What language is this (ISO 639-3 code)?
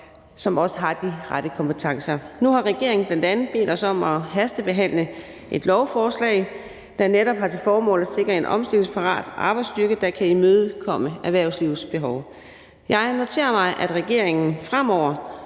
dan